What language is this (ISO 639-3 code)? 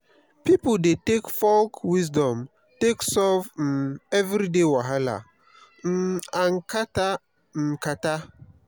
pcm